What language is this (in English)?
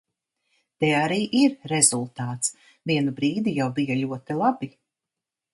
Latvian